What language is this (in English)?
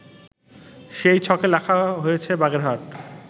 Bangla